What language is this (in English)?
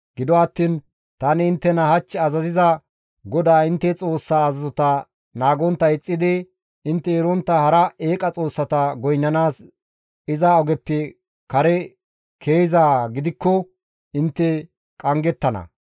Gamo